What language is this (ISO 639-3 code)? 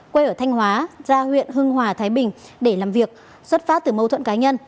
vie